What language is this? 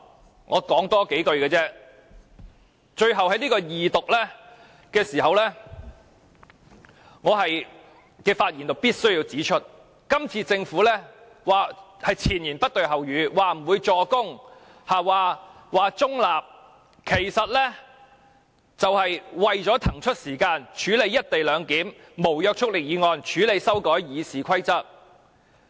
Cantonese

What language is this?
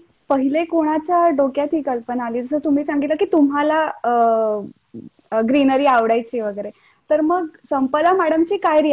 Marathi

